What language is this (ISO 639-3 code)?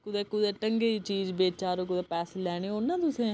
doi